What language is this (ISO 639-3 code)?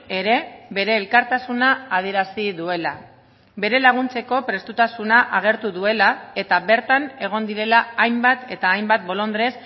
eus